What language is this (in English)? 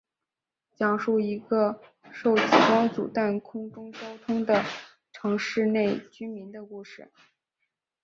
Chinese